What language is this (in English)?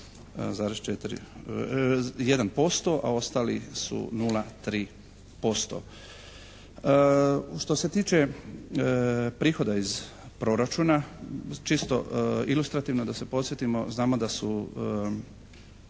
Croatian